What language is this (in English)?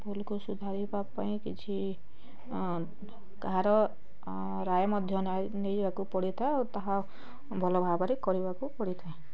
Odia